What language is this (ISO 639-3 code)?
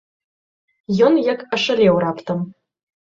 bel